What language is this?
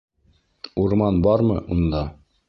Bashkir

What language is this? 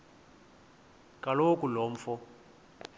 Xhosa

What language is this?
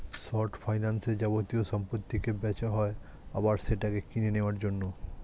Bangla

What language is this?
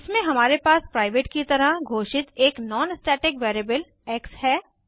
Hindi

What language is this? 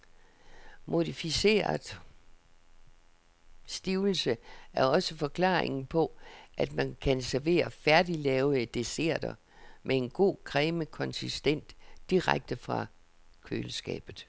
Danish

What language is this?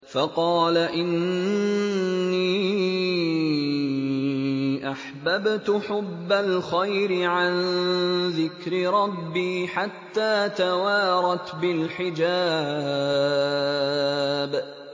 Arabic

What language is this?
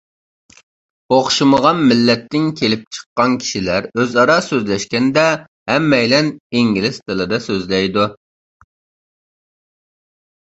Uyghur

